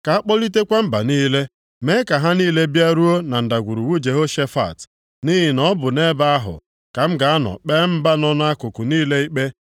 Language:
Igbo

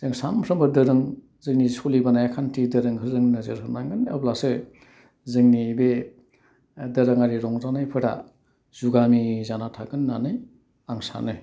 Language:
Bodo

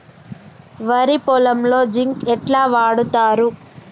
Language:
Telugu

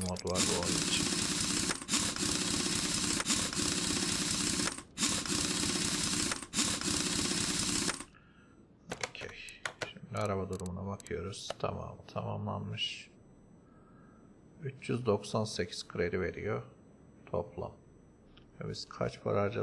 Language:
Turkish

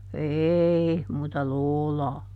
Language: Finnish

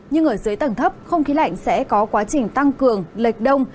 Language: Vietnamese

